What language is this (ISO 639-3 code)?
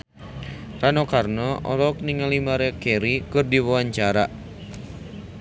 sun